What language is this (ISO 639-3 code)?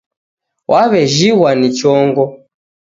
dav